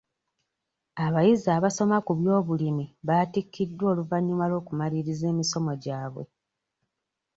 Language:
Ganda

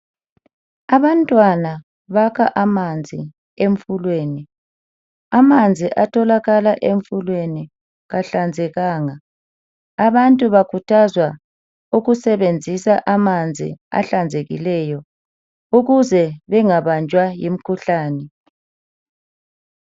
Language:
North Ndebele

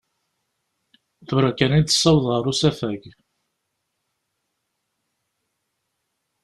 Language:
Kabyle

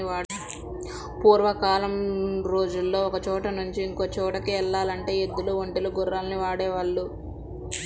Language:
Telugu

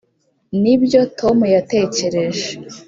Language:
Kinyarwanda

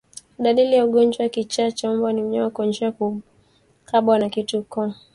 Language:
Swahili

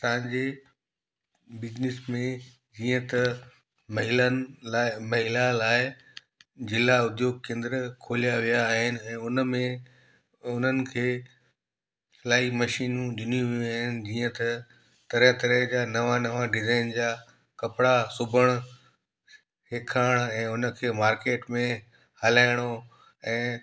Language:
Sindhi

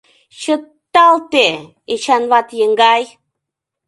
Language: Mari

